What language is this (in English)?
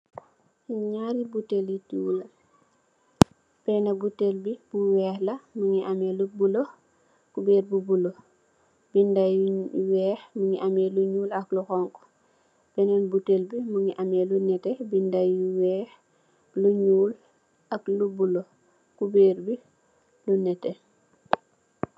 Wolof